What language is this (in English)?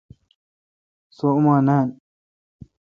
Kalkoti